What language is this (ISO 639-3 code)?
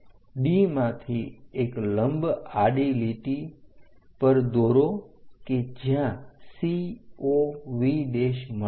guj